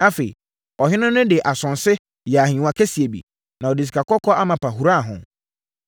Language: Akan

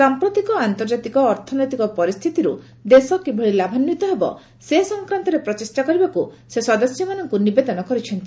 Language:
Odia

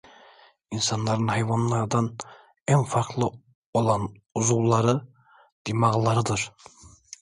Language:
Turkish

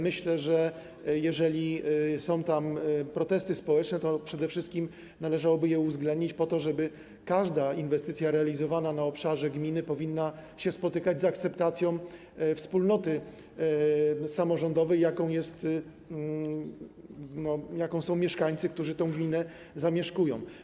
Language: Polish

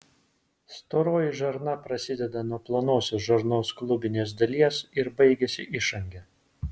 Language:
Lithuanian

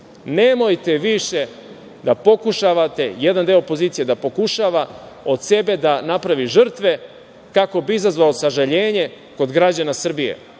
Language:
Serbian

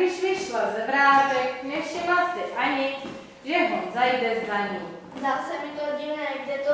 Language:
Czech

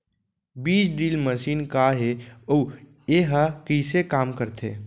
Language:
Chhattisgarhi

